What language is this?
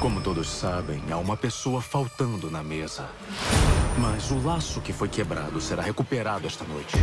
Portuguese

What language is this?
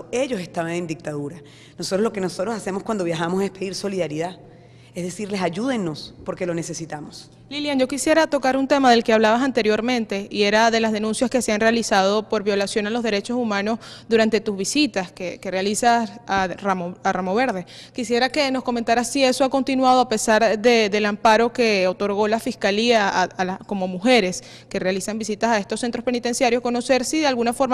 Spanish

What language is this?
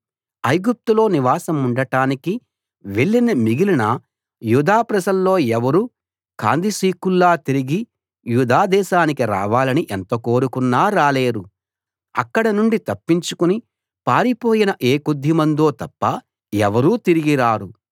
Telugu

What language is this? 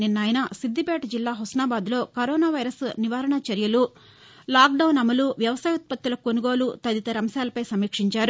Telugu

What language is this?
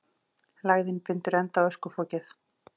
Icelandic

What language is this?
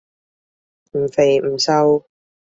Cantonese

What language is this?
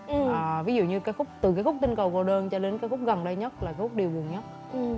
Vietnamese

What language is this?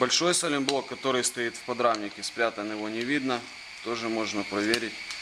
Russian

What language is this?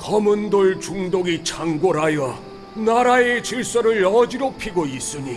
Korean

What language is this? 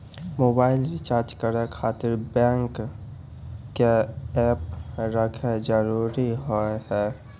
Maithili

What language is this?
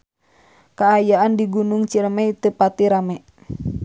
Sundanese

